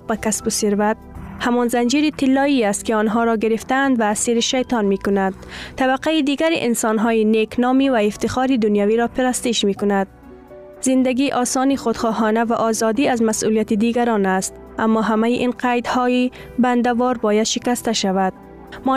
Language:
Persian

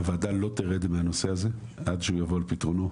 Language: Hebrew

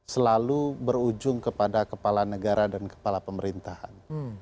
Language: Indonesian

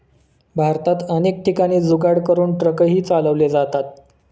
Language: Marathi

